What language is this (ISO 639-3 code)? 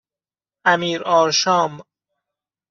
fas